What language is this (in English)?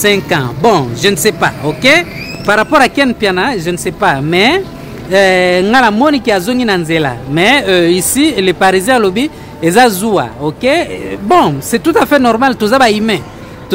French